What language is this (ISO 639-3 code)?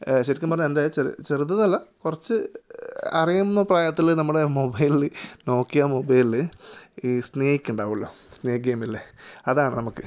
mal